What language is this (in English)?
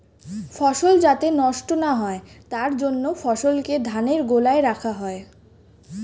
Bangla